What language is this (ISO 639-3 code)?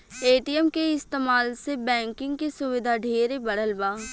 bho